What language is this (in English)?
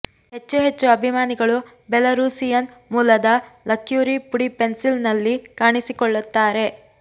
Kannada